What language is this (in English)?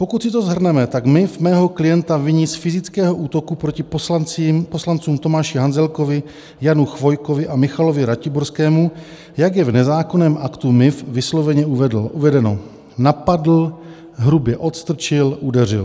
Czech